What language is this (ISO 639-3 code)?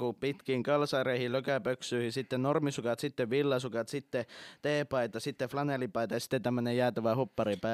fin